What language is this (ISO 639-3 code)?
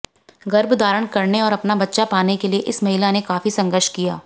hin